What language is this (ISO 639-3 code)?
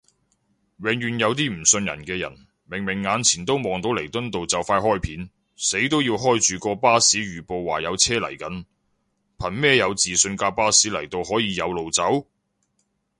yue